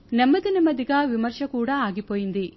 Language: Telugu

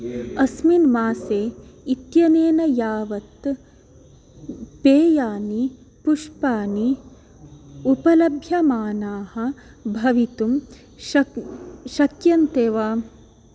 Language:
Sanskrit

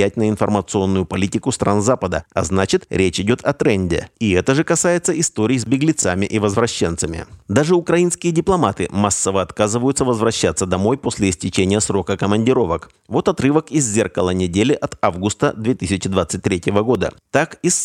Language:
Russian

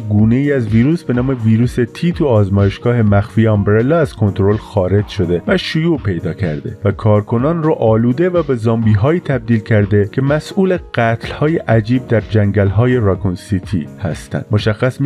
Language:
Persian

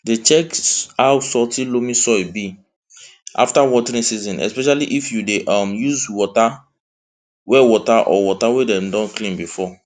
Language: Nigerian Pidgin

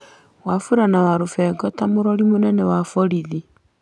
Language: Kikuyu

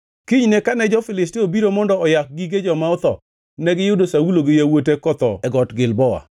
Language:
Luo (Kenya and Tanzania)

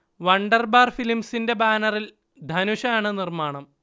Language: Malayalam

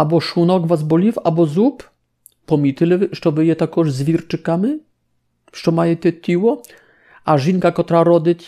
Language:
Polish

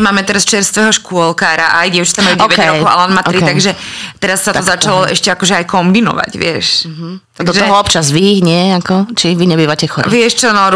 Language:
Slovak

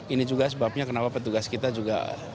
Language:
Indonesian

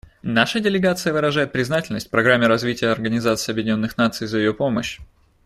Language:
Russian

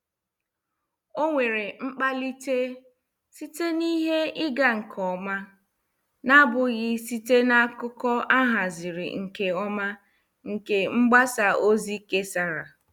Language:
Igbo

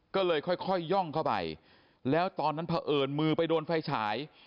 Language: Thai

